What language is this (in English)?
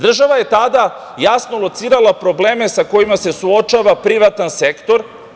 Serbian